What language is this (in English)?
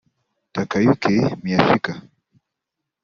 Kinyarwanda